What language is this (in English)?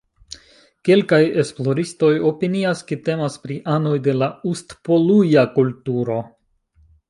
Esperanto